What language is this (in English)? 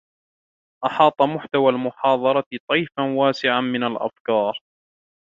Arabic